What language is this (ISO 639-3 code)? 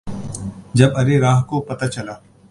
urd